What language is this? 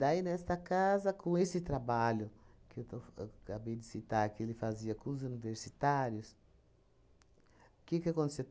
Portuguese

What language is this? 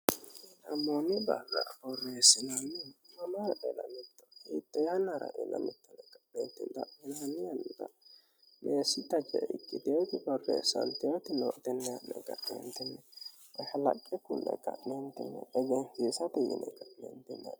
Sidamo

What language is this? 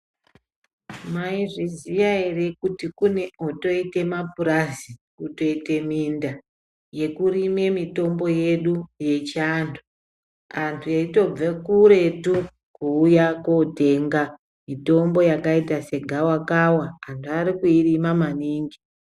Ndau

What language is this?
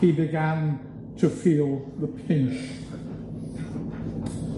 Welsh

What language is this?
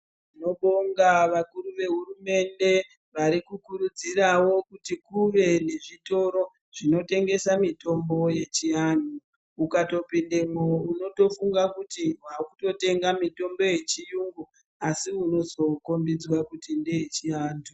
Ndau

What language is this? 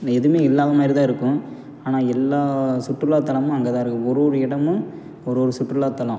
Tamil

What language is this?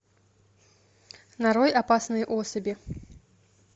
Russian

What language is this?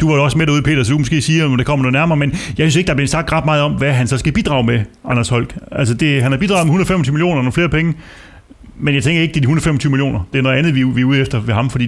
Danish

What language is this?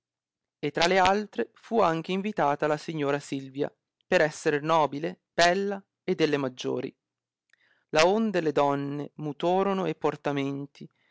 Italian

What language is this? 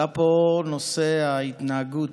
Hebrew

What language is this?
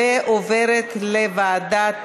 Hebrew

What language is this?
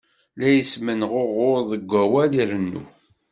Kabyle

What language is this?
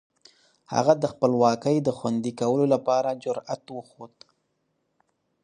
Pashto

